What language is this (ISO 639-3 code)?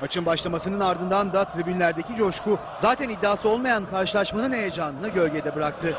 tur